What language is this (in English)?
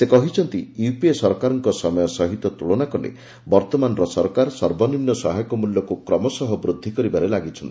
Odia